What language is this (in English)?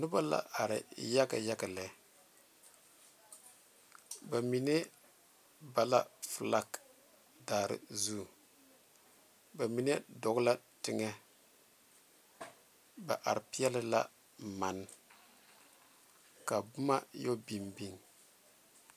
Southern Dagaare